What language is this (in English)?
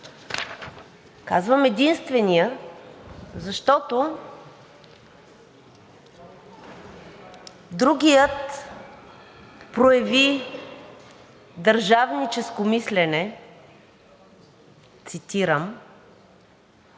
Bulgarian